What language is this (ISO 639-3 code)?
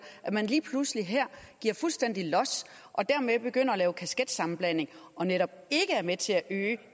dan